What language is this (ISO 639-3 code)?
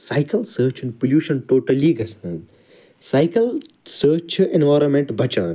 kas